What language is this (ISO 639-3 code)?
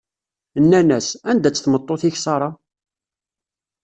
kab